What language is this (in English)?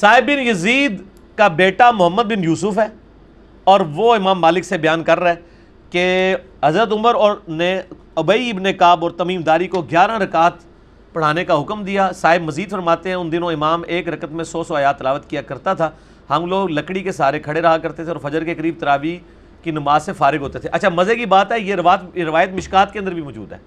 Urdu